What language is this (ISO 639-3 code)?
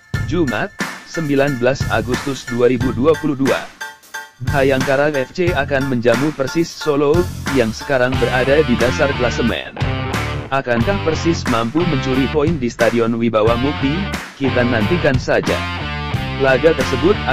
ind